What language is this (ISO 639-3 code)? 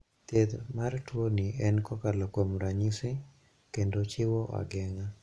luo